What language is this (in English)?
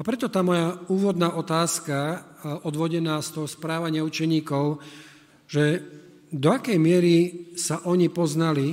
Slovak